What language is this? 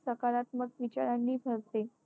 Marathi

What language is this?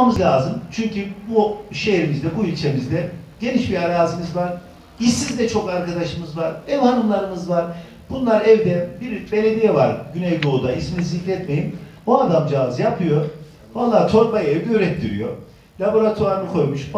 Turkish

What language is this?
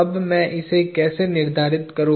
Hindi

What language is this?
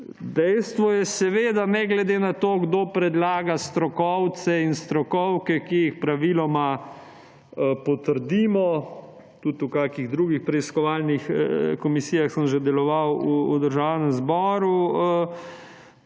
Slovenian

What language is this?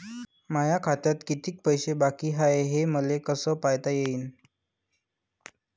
Marathi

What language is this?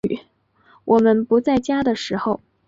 Chinese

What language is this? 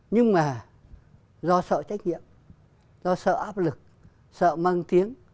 Vietnamese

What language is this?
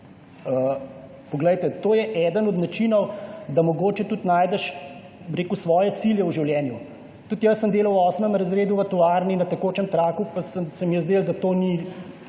Slovenian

